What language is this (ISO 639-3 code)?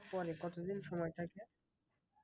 ben